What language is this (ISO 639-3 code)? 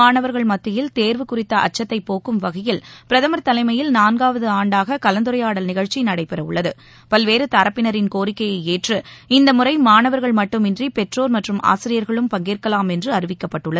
tam